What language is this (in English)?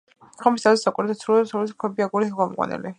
Georgian